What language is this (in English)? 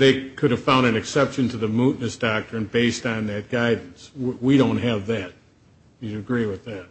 English